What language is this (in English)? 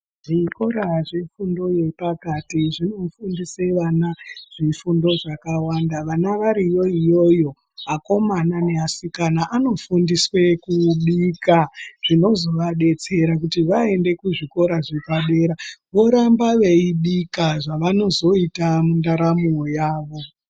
Ndau